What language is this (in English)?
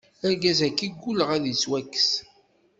Kabyle